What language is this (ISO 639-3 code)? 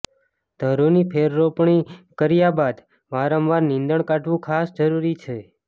guj